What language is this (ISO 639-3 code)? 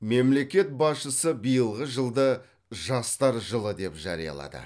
kaz